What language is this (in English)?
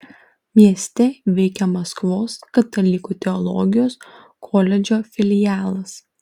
Lithuanian